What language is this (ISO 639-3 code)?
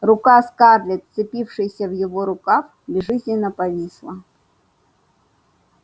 rus